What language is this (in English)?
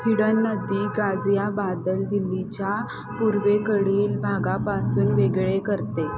Marathi